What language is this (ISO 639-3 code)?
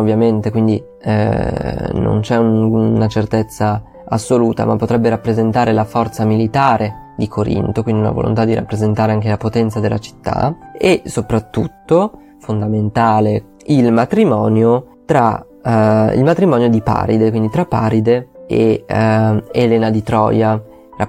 ita